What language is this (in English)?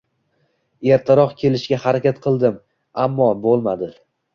Uzbek